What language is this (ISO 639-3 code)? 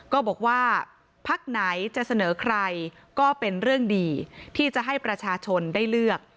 tha